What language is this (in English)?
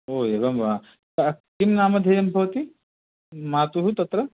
Sanskrit